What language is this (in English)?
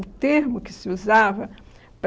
Portuguese